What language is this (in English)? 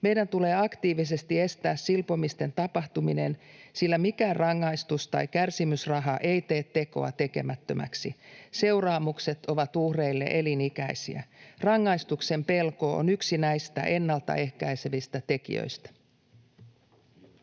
Finnish